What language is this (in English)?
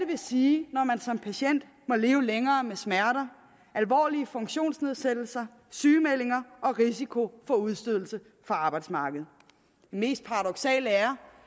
Danish